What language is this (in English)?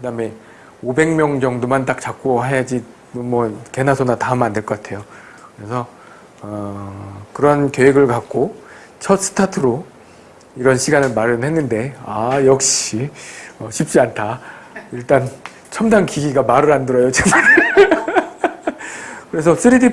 Korean